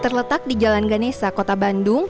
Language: Indonesian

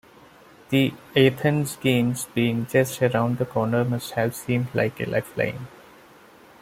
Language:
English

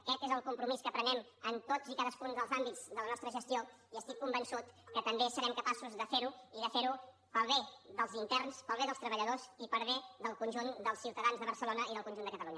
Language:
Catalan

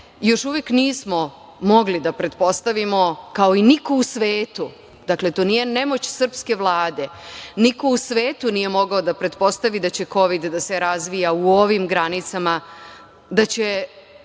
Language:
Serbian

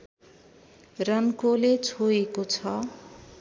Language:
Nepali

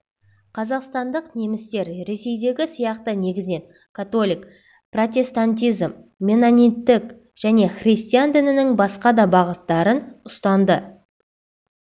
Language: Kazakh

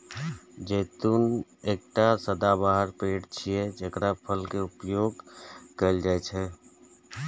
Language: Maithili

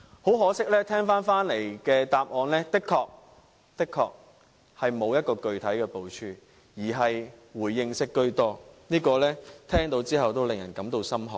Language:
Cantonese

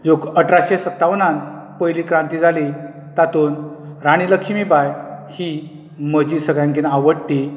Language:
Konkani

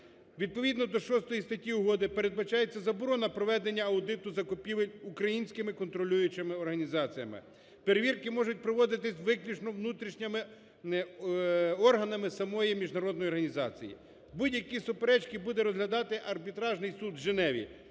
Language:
Ukrainian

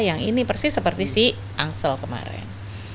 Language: Indonesian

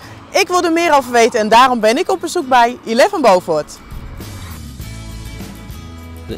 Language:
Dutch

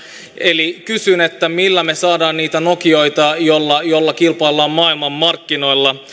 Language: Finnish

